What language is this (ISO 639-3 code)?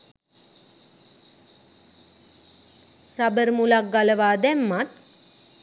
sin